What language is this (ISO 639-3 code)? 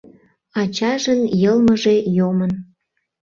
chm